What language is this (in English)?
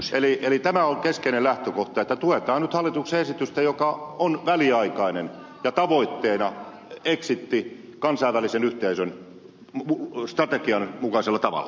Finnish